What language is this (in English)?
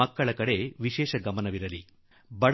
Kannada